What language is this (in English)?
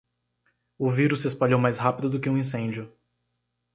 Portuguese